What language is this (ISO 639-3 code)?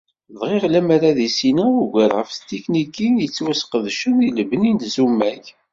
kab